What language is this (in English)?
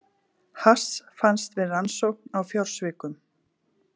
Icelandic